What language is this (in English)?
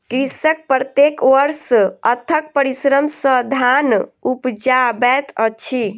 Maithili